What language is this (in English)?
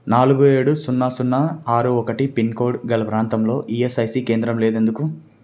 Telugu